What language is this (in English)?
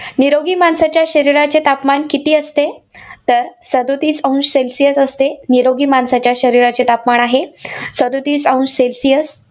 Marathi